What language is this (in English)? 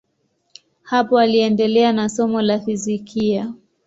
Swahili